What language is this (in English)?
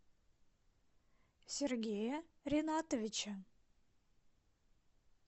Russian